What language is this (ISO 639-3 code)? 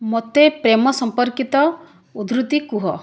ori